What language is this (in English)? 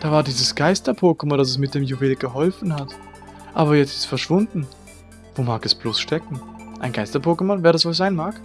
German